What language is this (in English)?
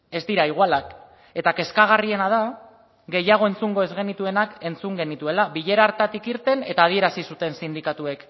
Basque